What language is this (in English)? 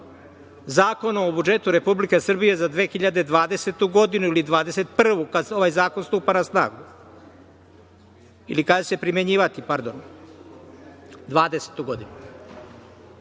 Serbian